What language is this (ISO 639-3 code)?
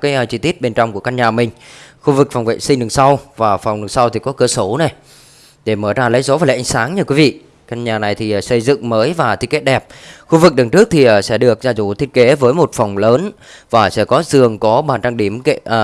vie